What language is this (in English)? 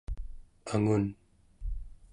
Central Yupik